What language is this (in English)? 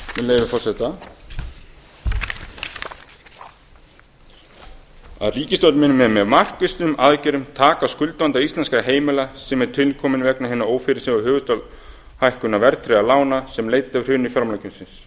Icelandic